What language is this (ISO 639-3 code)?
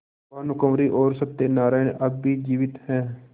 hin